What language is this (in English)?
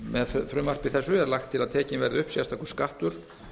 Icelandic